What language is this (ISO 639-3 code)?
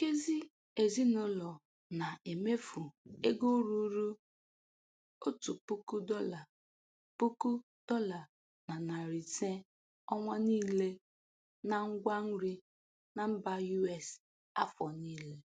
ibo